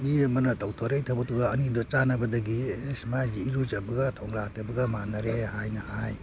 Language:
Manipuri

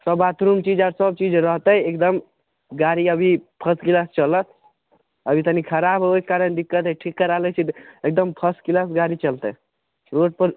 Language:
Maithili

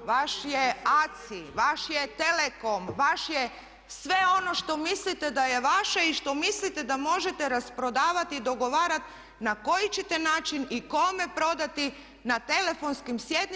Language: Croatian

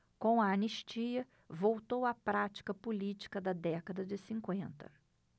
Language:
Portuguese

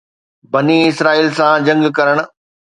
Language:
Sindhi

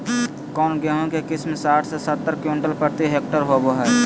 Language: Magahi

